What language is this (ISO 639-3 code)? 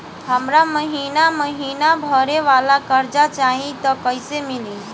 bho